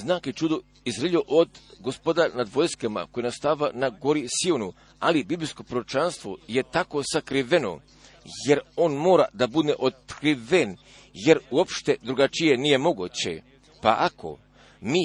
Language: Croatian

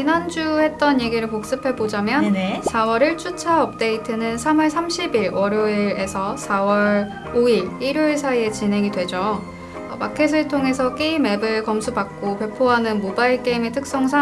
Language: Korean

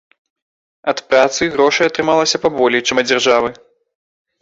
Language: Belarusian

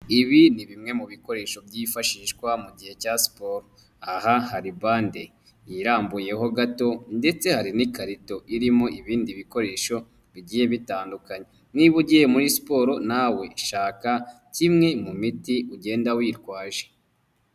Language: Kinyarwanda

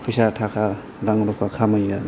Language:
Bodo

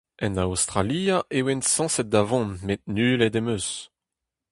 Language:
Breton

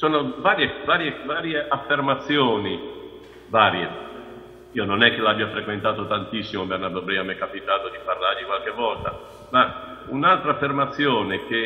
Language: Italian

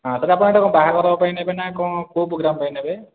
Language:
Odia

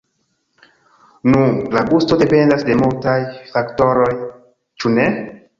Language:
Esperanto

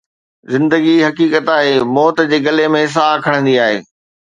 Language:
Sindhi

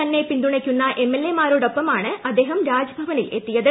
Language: Malayalam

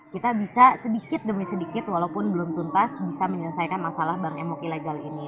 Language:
Indonesian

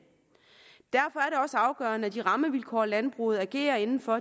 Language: Danish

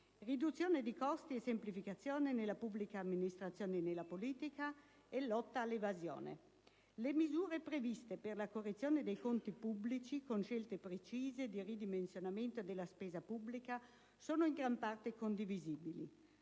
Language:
Italian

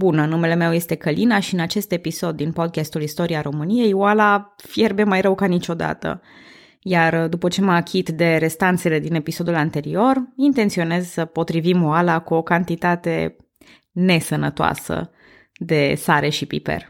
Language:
Romanian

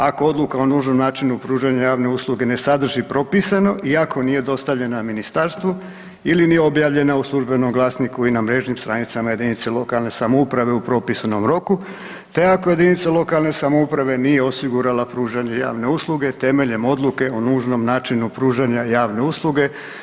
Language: Croatian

